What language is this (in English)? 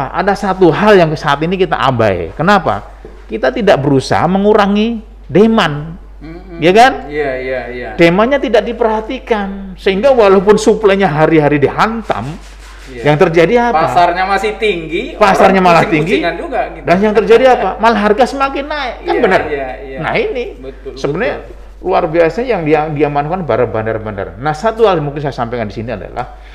Indonesian